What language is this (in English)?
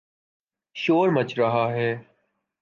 Urdu